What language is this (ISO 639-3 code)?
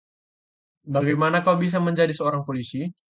ind